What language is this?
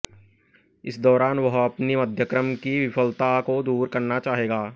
Hindi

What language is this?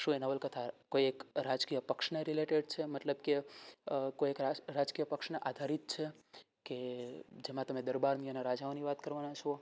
Gujarati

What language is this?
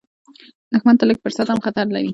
Pashto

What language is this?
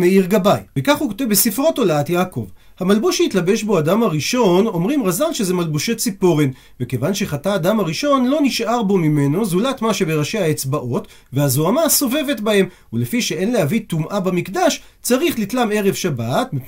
Hebrew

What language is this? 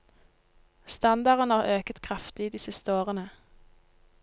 Norwegian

